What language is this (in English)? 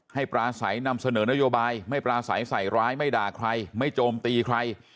Thai